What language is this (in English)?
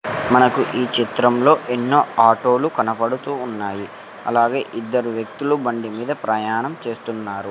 Telugu